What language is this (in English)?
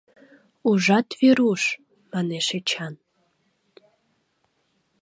Mari